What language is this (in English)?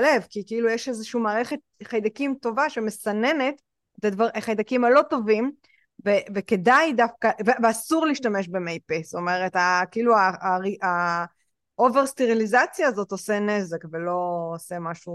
Hebrew